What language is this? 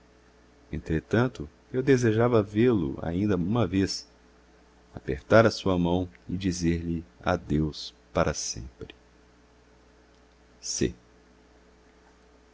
Portuguese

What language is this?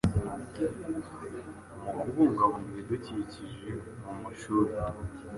Kinyarwanda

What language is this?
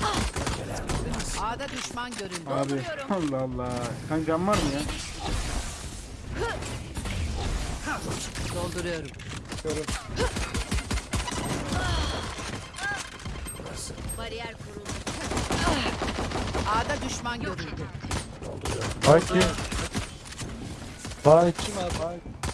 Turkish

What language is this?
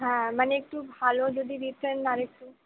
Bangla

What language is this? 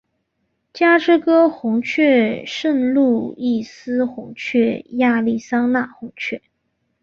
Chinese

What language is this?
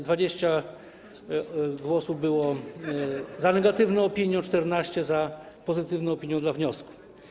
Polish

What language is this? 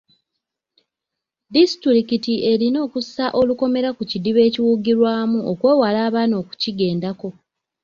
Ganda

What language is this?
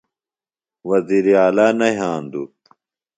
Phalura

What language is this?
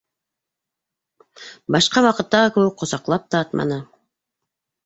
Bashkir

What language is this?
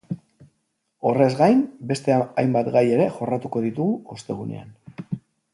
Basque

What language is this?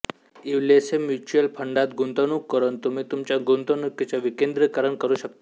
Marathi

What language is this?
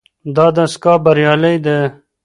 Pashto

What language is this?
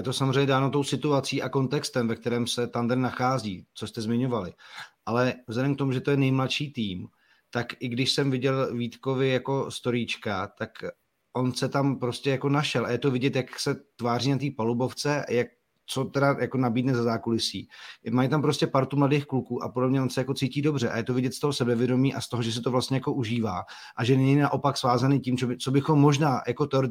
Czech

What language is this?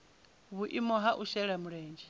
Venda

